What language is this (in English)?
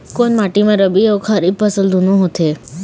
Chhattisgarhi